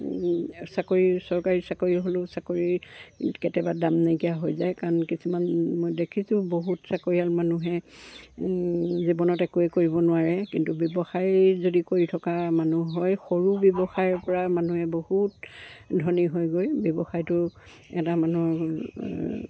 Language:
Assamese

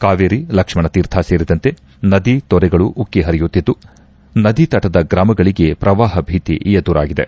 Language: Kannada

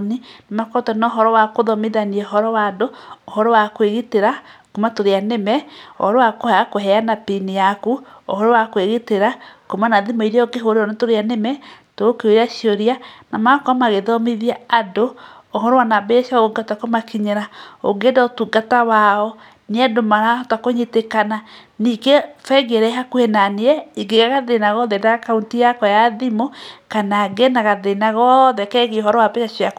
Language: Kikuyu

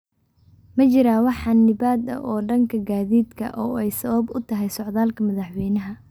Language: Somali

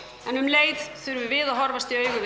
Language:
Icelandic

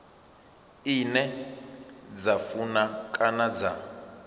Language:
Venda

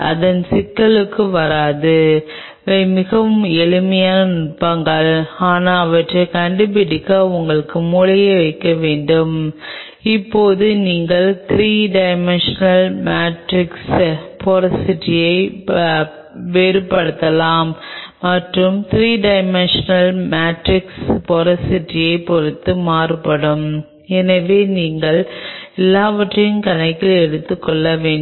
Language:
Tamil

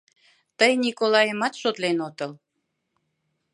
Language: Mari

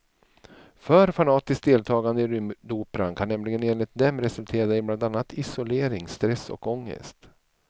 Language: Swedish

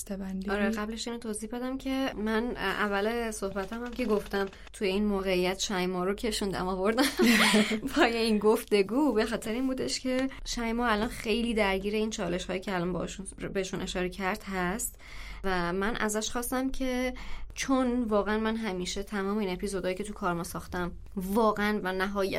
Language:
Persian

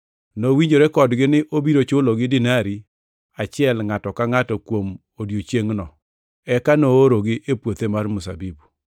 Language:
Luo (Kenya and Tanzania)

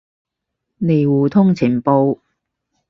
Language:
Cantonese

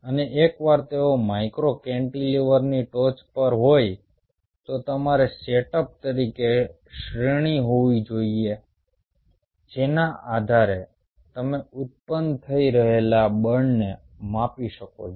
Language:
Gujarati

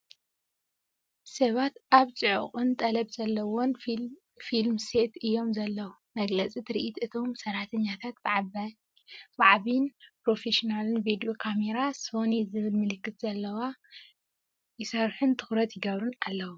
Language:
Tigrinya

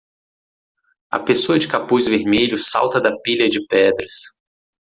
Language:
Portuguese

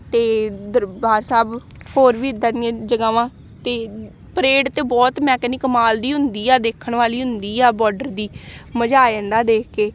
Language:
Punjabi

